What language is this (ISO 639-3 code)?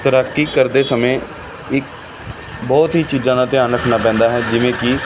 pan